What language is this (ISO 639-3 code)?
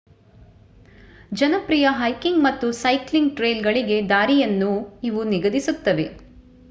kan